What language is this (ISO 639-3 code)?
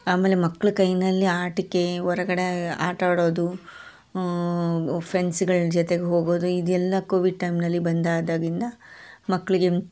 kan